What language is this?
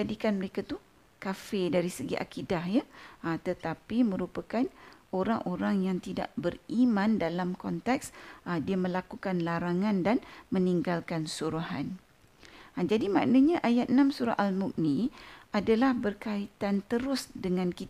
Malay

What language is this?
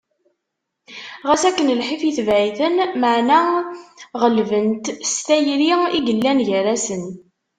Kabyle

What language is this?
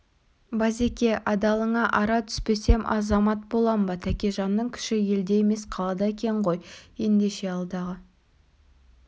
Kazakh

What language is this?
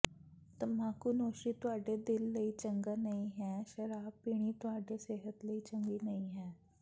Punjabi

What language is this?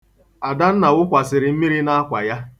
Igbo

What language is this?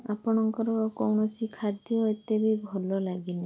Odia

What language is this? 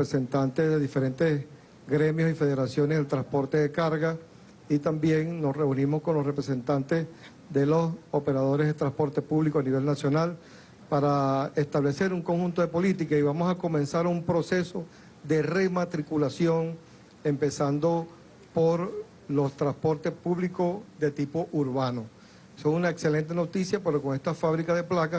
Spanish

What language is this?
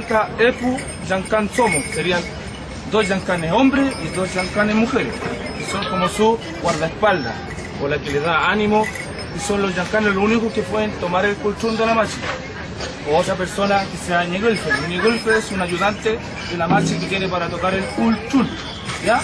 Spanish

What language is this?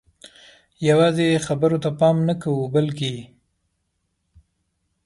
Pashto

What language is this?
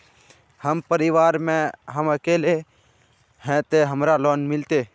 Magahi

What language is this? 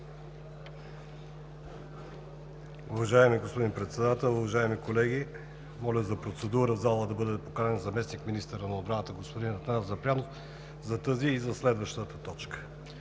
Bulgarian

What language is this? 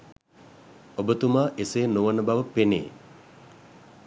Sinhala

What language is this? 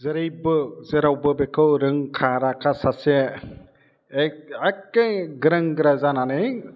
Bodo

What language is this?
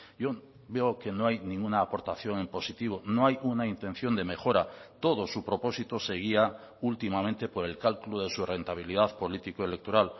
Spanish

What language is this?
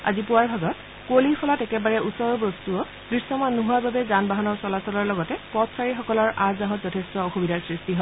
Assamese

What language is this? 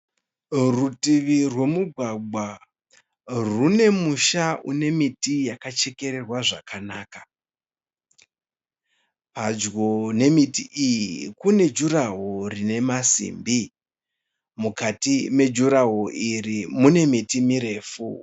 Shona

